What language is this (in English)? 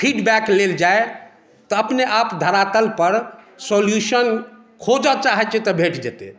Maithili